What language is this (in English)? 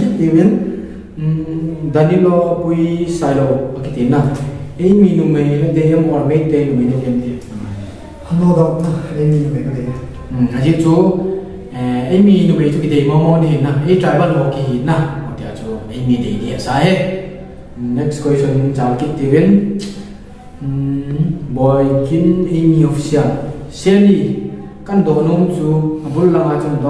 Indonesian